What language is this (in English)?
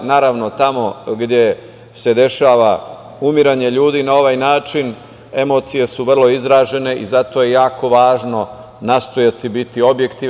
Serbian